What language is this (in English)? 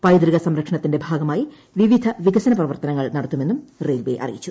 Malayalam